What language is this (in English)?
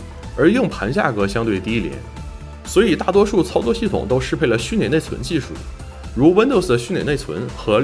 Chinese